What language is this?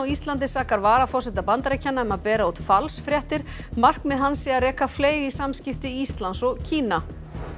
Icelandic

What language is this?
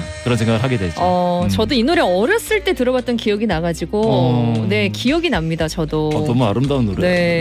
Korean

